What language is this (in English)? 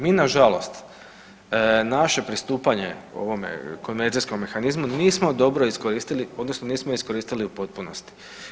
Croatian